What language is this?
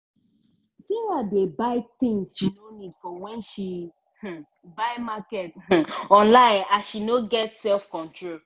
Nigerian Pidgin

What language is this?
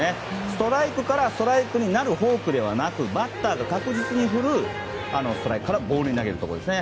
Japanese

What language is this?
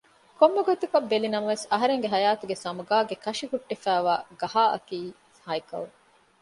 Divehi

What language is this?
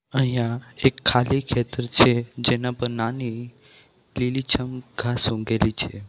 Gujarati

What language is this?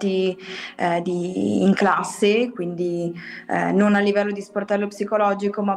Italian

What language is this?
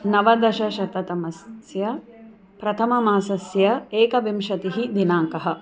Sanskrit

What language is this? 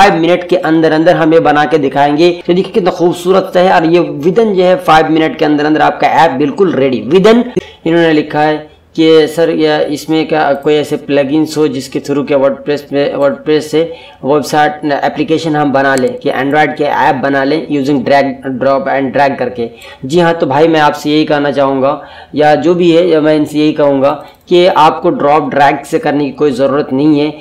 Hindi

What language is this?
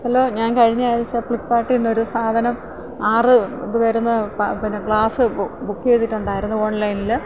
Malayalam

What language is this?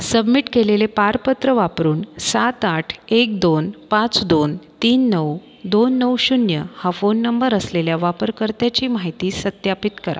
Marathi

